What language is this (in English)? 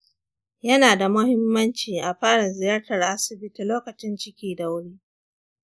Hausa